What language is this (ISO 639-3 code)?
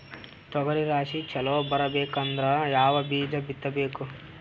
kan